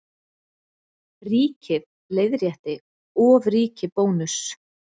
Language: Icelandic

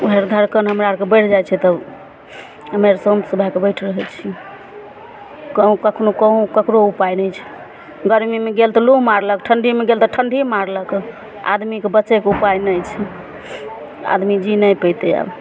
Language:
Maithili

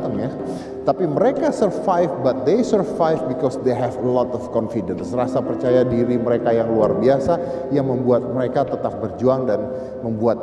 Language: Indonesian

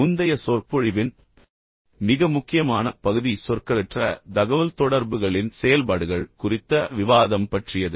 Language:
Tamil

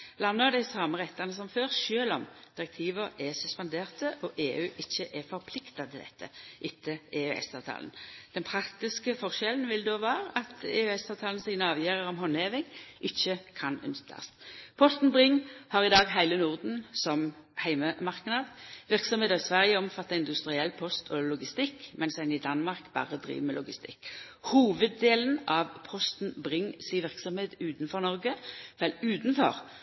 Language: Norwegian Nynorsk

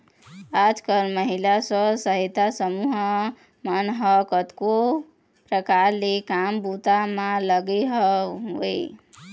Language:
Chhattisgarhi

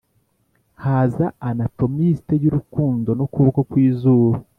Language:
Kinyarwanda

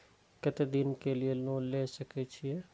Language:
Maithili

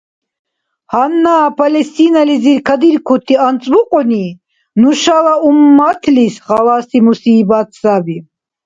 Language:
Dargwa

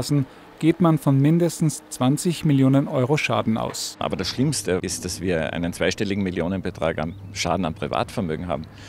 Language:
German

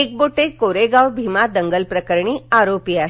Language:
Marathi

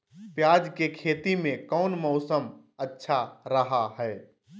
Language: Magahi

